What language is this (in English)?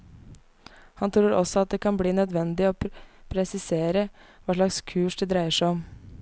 Norwegian